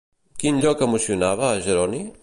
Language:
Catalan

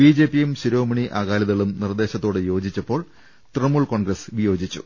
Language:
Malayalam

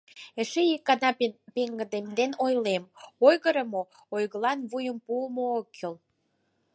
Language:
Mari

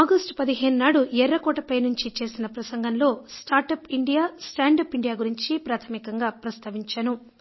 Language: Telugu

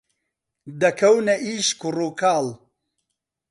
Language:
Central Kurdish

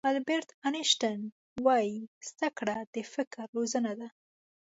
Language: Pashto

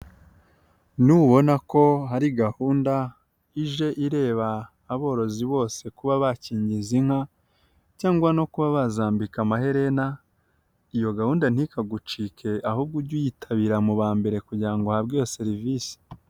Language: Kinyarwanda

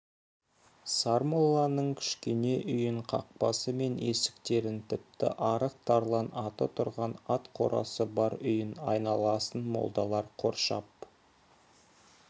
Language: Kazakh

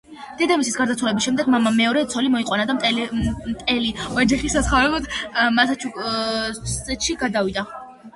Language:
Georgian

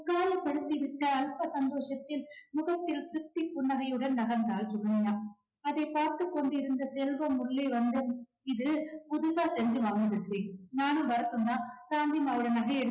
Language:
Tamil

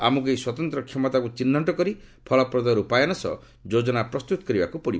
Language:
Odia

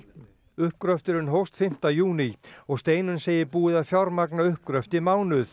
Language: Icelandic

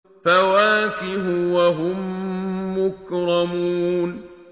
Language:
Arabic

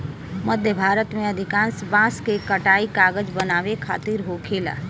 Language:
Bhojpuri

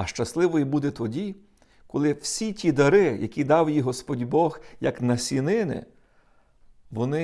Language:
Ukrainian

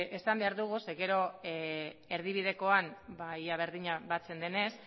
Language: Basque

